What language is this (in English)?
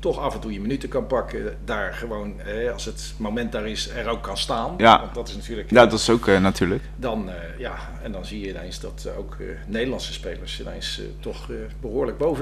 Dutch